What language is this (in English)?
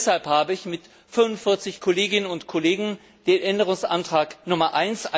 German